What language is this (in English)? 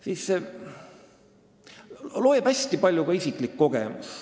Estonian